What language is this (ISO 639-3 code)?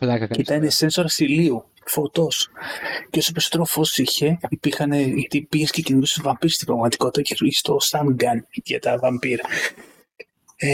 ell